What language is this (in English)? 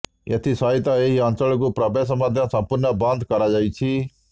Odia